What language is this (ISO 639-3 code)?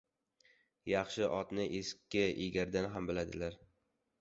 uzb